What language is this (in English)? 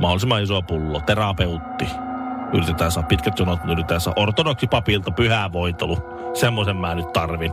Finnish